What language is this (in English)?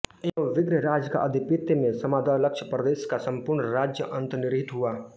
Hindi